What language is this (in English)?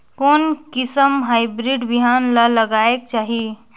Chhattisgarhi